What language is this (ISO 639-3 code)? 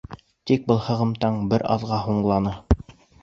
bak